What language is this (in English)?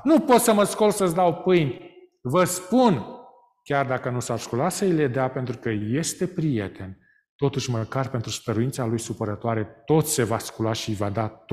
Romanian